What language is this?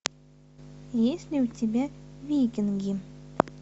Russian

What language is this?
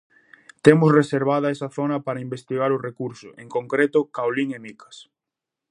Galician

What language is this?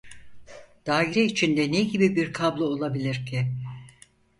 Turkish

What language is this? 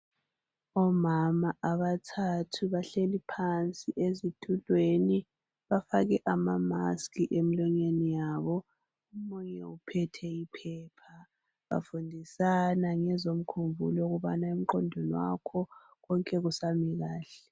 North Ndebele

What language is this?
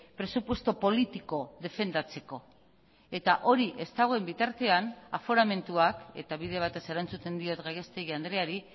Basque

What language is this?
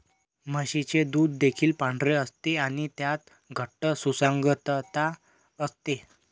Marathi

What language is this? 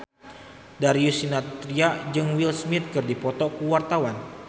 Sundanese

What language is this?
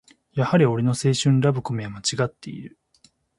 Japanese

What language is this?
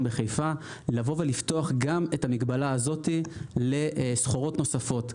Hebrew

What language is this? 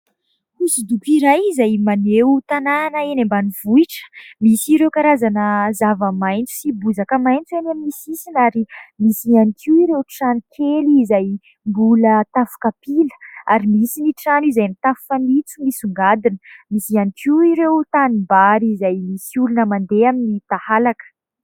Malagasy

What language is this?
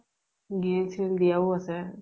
Assamese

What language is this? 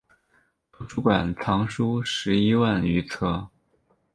Chinese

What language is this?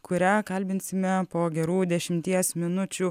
Lithuanian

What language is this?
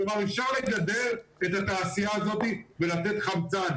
Hebrew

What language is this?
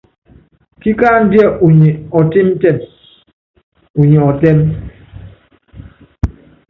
Yangben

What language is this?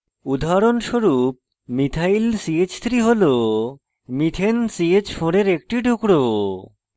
Bangla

